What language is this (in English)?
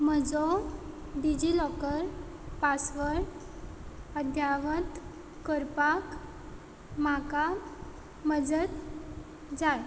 Konkani